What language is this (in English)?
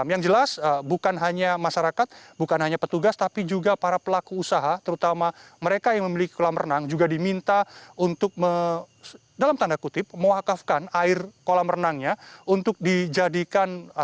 Indonesian